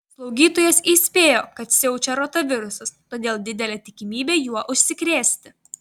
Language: Lithuanian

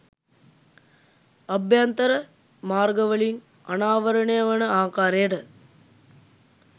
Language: Sinhala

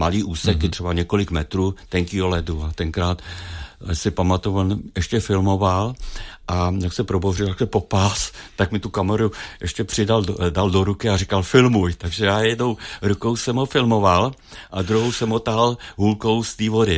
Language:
Czech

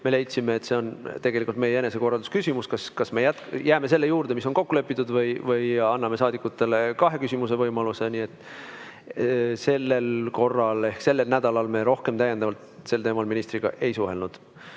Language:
Estonian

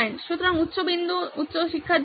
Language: Bangla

